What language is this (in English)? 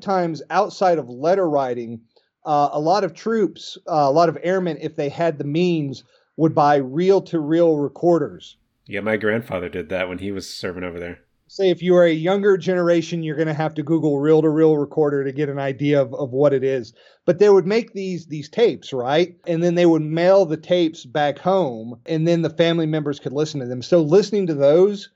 English